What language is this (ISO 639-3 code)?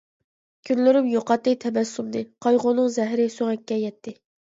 uig